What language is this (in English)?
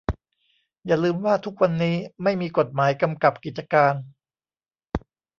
Thai